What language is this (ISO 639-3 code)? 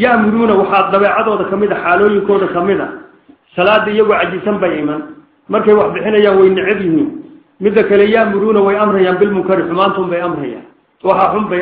ara